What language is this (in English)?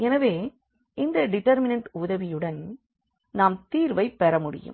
Tamil